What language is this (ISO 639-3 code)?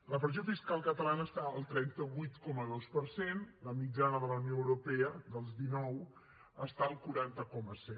cat